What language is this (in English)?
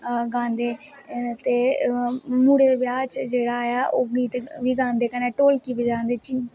Dogri